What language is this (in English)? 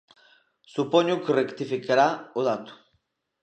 Galician